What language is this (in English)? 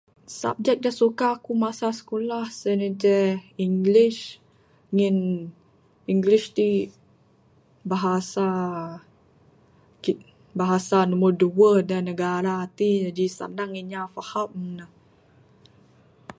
Bukar-Sadung Bidayuh